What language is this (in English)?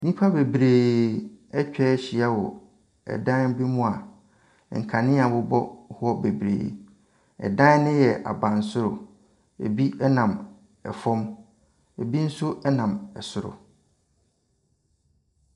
Akan